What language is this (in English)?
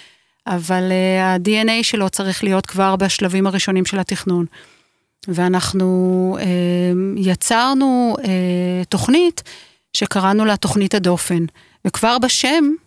Hebrew